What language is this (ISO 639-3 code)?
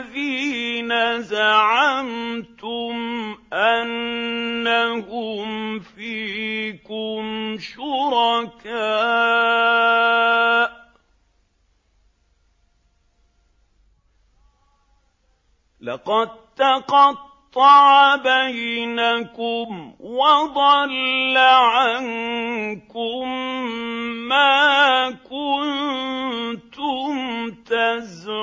ara